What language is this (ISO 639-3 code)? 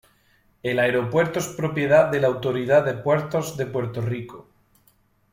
spa